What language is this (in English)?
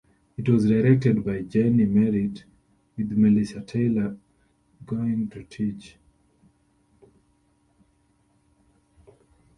English